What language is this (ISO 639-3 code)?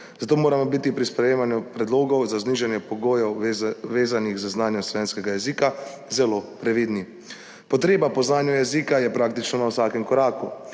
slv